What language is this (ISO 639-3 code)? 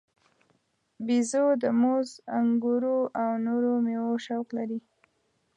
pus